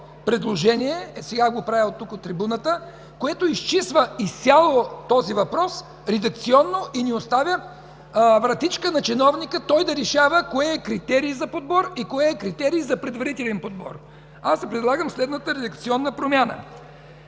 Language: Bulgarian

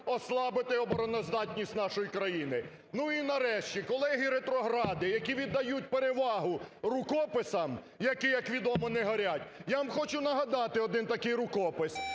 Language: Ukrainian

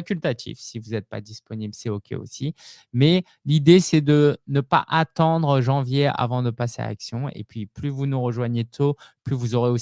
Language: French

